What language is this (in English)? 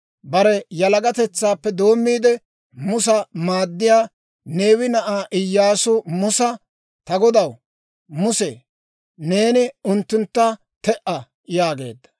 Dawro